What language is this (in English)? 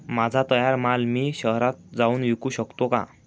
Marathi